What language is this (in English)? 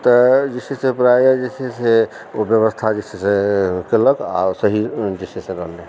Maithili